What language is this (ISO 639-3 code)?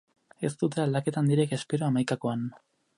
eus